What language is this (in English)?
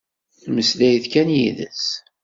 Kabyle